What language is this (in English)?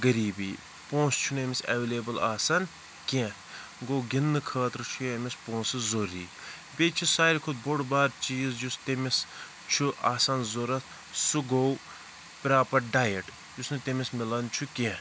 Kashmiri